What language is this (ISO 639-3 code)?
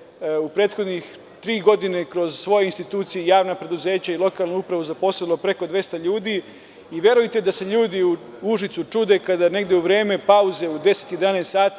srp